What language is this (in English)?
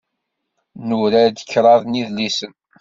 Kabyle